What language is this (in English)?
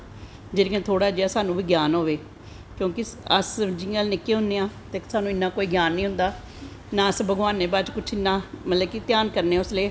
Dogri